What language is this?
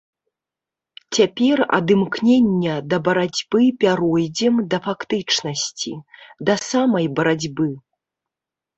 Belarusian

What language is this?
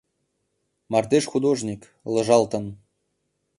Mari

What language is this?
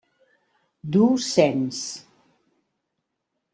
Catalan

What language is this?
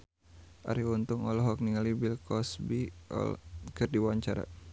Sundanese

